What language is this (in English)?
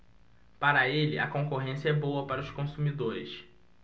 Portuguese